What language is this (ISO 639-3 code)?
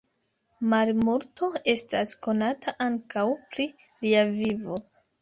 epo